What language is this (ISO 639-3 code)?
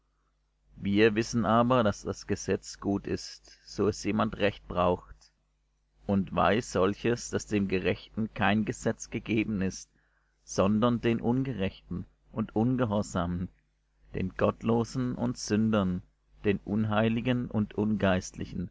deu